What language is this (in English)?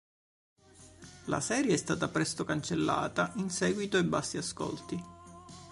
Italian